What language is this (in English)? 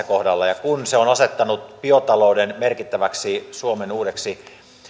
Finnish